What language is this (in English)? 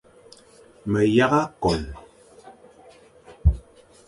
Fang